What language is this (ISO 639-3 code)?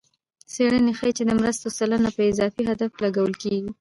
pus